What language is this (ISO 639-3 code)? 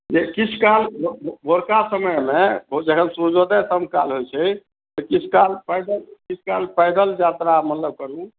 mai